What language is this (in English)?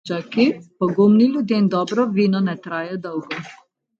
Slovenian